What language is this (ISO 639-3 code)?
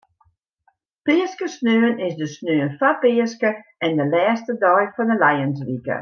fry